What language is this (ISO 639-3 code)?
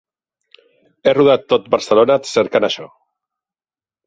cat